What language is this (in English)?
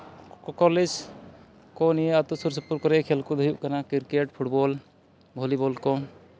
Santali